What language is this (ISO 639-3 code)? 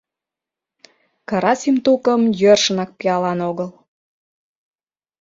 chm